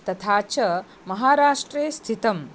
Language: Sanskrit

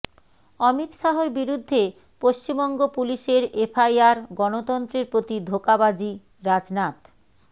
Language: Bangla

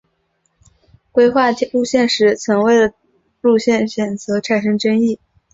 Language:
Chinese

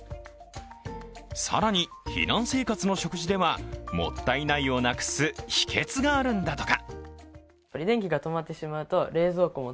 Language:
Japanese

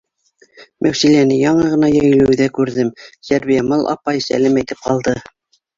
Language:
Bashkir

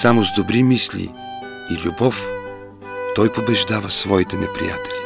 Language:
Bulgarian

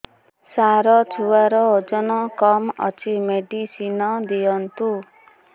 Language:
Odia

